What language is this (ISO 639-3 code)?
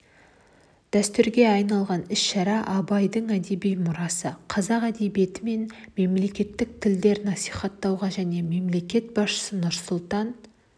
kaz